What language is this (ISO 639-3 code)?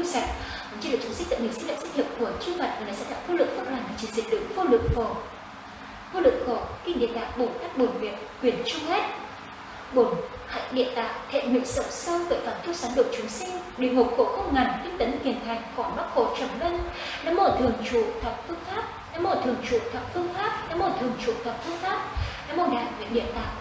vie